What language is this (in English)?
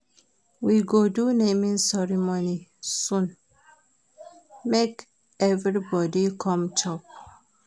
Nigerian Pidgin